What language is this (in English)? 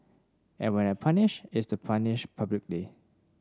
English